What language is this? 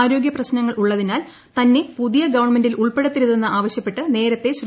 Malayalam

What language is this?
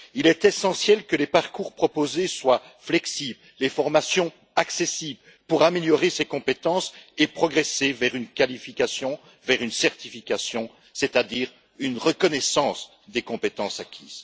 French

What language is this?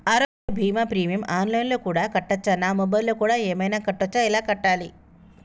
Telugu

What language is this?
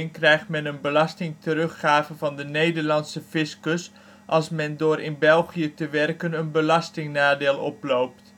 Dutch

